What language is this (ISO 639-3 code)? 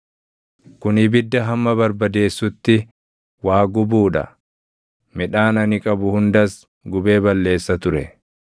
orm